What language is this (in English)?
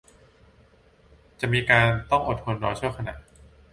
Thai